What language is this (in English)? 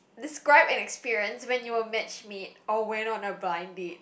English